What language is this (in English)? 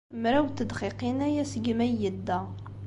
Kabyle